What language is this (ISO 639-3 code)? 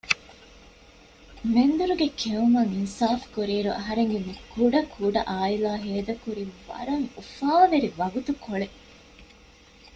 div